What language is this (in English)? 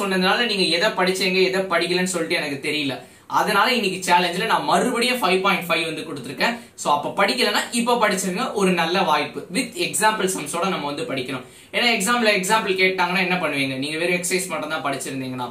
Thai